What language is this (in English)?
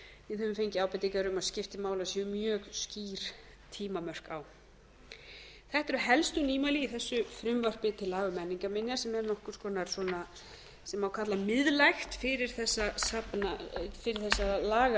Icelandic